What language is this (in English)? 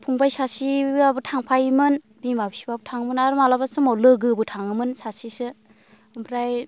Bodo